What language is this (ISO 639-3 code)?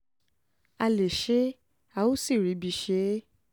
yor